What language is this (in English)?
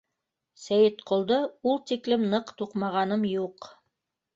Bashkir